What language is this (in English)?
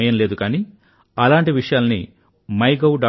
Telugu